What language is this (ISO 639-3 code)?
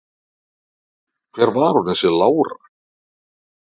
isl